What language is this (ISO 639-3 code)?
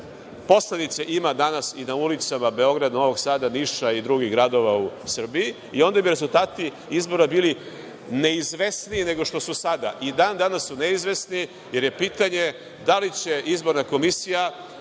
srp